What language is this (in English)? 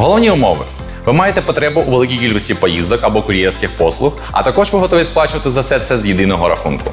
Ukrainian